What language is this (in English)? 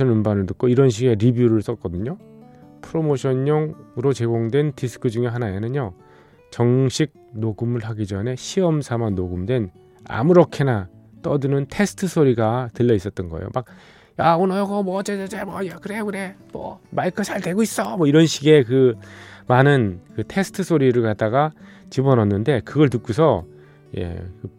Korean